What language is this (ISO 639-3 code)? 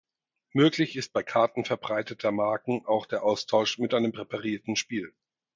deu